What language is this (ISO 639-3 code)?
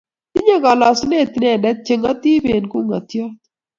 kln